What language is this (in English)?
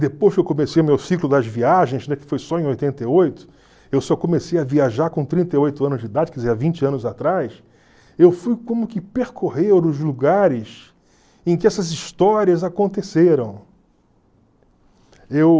Portuguese